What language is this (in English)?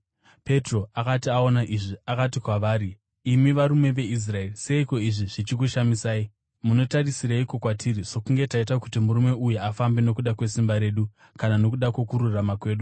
Shona